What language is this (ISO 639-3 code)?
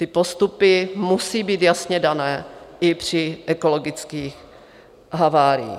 ces